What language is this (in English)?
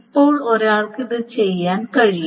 Malayalam